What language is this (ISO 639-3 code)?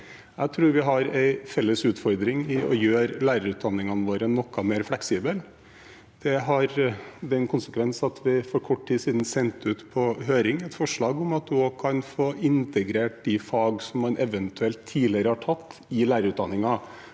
nor